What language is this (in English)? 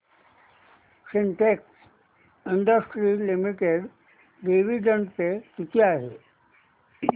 Marathi